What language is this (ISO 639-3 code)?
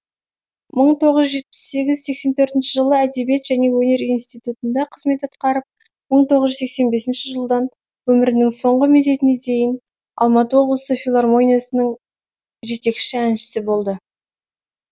kaz